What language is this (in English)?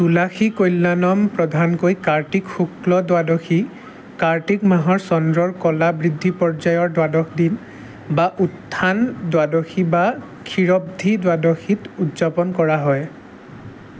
Assamese